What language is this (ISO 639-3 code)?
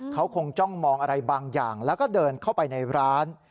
tha